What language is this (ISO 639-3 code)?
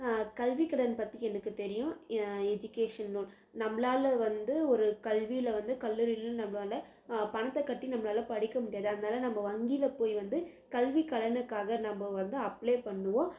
tam